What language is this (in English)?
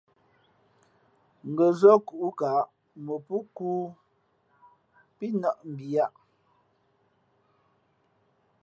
Fe'fe'